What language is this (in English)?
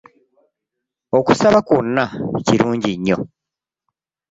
Ganda